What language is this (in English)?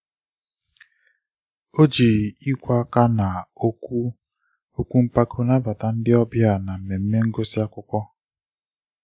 Igbo